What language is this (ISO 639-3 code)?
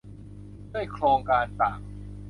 tha